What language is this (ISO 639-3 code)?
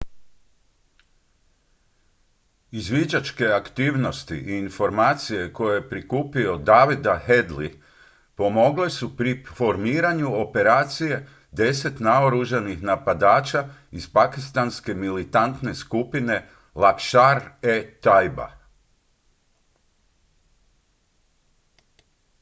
hrv